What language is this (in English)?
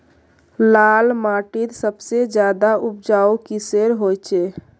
Magahi